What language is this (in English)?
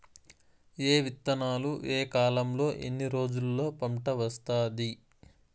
Telugu